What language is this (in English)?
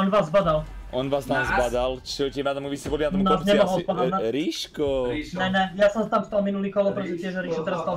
Slovak